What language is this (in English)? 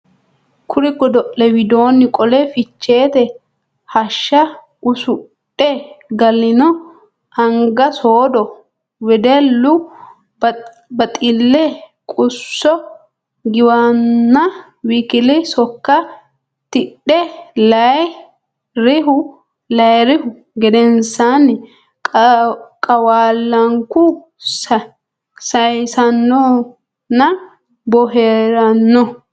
Sidamo